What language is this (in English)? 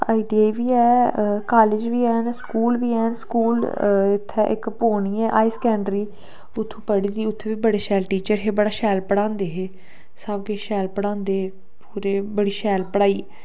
Dogri